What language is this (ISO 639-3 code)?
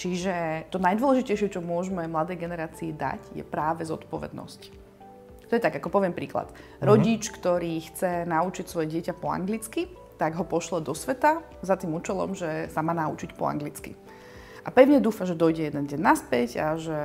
slk